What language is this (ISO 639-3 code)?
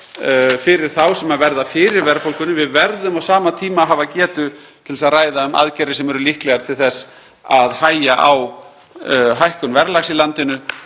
isl